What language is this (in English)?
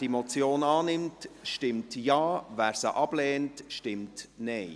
Swiss German